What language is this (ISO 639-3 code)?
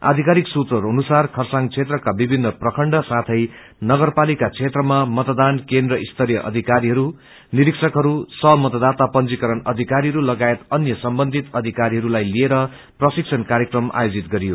nep